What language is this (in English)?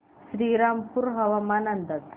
Marathi